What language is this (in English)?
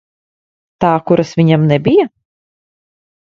Latvian